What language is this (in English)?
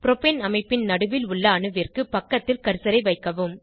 Tamil